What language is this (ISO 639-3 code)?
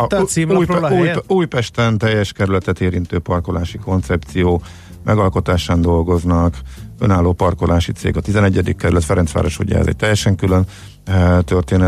hun